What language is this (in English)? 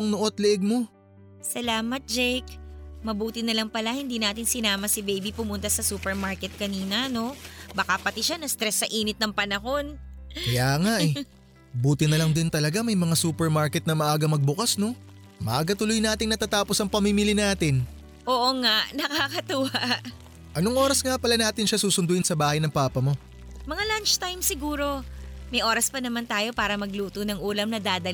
Filipino